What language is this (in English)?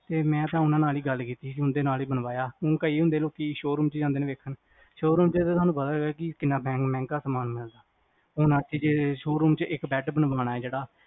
Punjabi